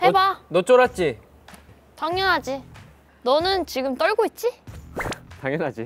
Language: Korean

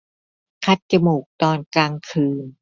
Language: Thai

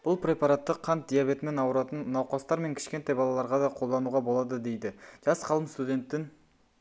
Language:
Kazakh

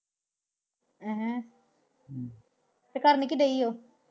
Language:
Punjabi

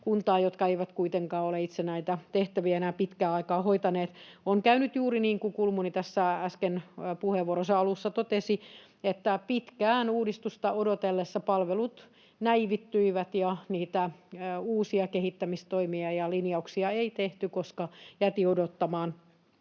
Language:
Finnish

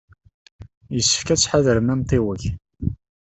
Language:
Kabyle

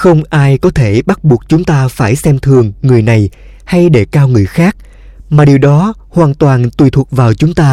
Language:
Vietnamese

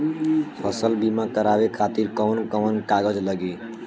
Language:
Bhojpuri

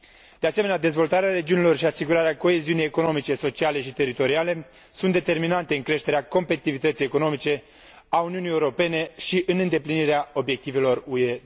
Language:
Romanian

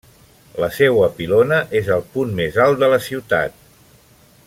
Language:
Catalan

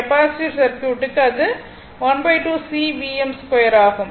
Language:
Tamil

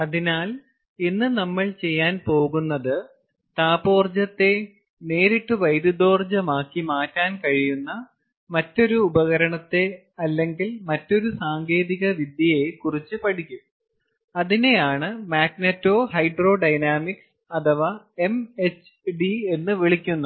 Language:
Malayalam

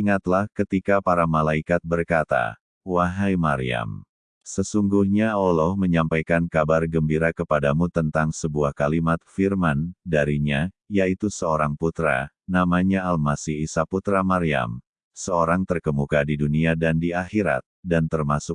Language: Indonesian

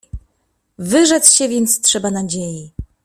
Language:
Polish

